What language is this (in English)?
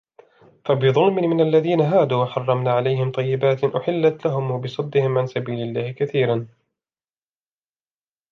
Arabic